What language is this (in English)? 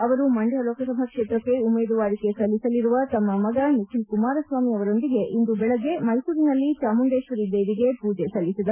Kannada